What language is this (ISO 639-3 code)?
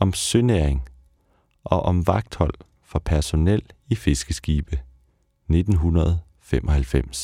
dan